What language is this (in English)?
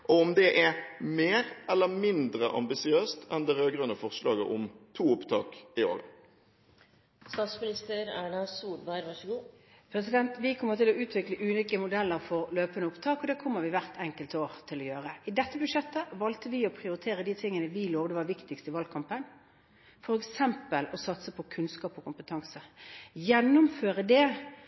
Norwegian Bokmål